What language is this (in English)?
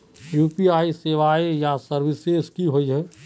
Magahi